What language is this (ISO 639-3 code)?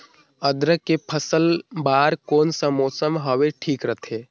hne